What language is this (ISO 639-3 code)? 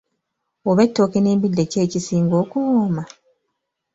lug